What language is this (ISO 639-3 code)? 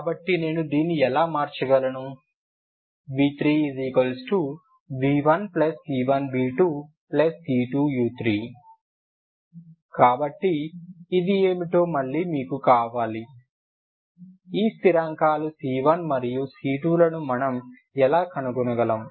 tel